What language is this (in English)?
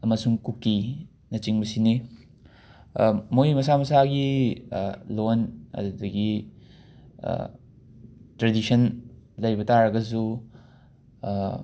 Manipuri